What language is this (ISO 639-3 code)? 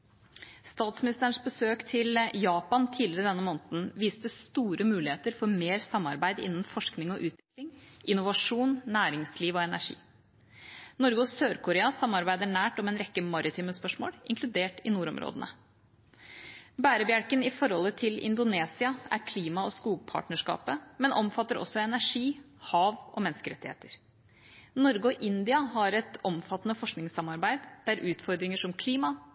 nob